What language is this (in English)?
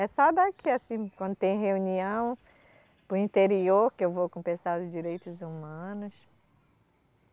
Portuguese